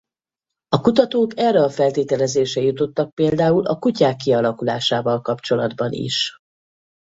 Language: Hungarian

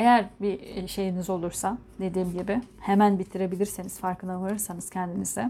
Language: Turkish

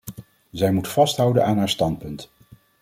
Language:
Dutch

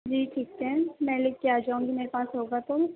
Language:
Urdu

